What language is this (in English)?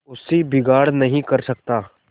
Hindi